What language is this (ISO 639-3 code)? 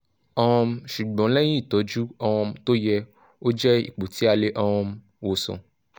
yor